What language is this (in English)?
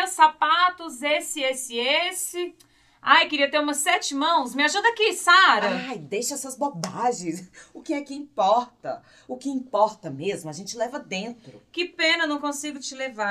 Portuguese